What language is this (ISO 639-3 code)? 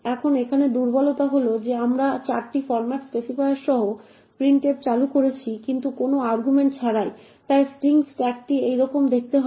ben